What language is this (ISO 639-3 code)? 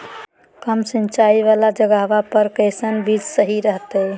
mag